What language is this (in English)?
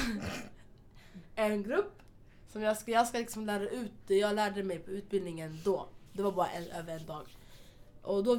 Swedish